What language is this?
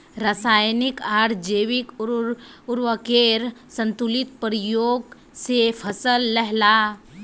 Magahi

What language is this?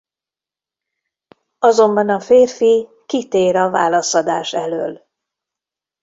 Hungarian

